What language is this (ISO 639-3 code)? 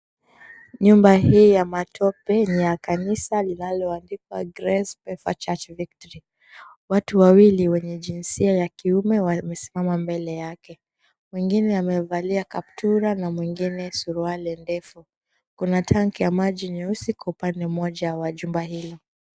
swa